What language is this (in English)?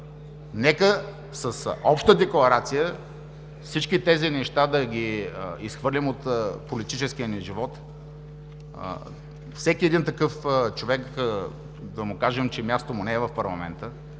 Bulgarian